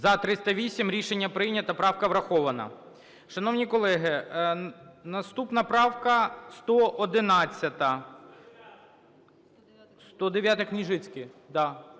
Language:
Ukrainian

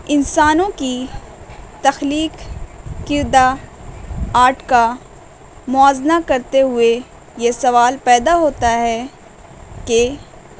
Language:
Urdu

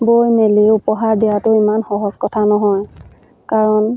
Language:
Assamese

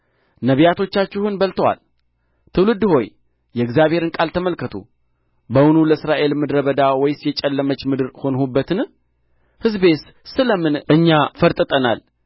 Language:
Amharic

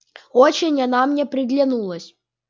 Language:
Russian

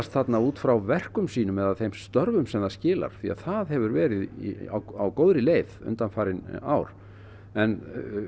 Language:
Icelandic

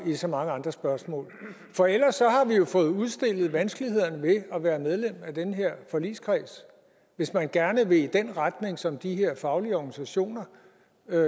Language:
Danish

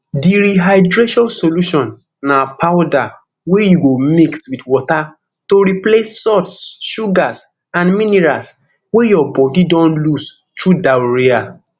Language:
Nigerian Pidgin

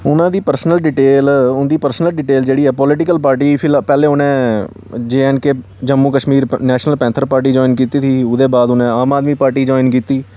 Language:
Dogri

